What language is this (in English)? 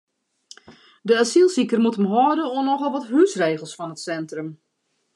Western Frisian